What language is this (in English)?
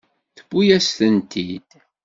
Kabyle